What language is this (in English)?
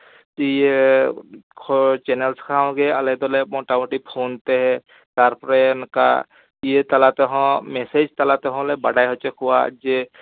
Santali